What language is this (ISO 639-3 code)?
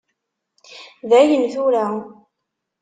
kab